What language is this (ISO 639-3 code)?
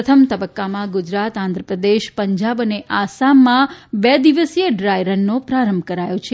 guj